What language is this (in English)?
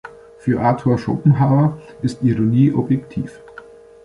German